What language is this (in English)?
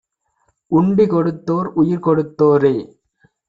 Tamil